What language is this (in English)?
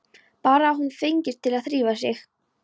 Icelandic